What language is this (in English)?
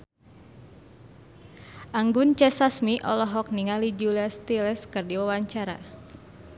Sundanese